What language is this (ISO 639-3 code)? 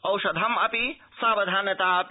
san